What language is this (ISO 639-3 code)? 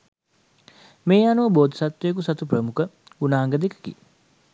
sin